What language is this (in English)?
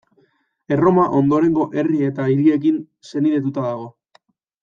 Basque